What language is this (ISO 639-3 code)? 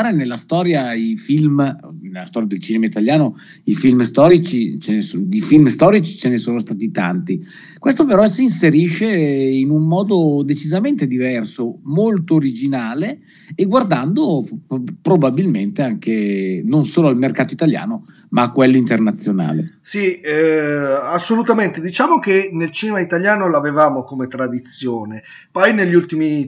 ita